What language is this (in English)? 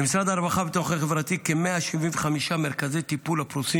Hebrew